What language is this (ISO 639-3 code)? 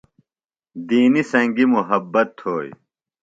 phl